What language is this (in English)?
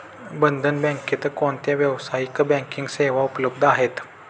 Marathi